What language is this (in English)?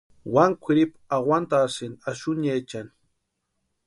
Western Highland Purepecha